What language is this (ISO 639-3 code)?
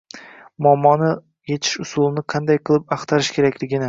uzb